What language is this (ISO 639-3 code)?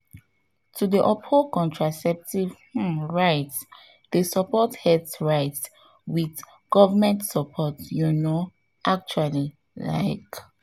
pcm